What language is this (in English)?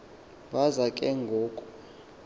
Xhosa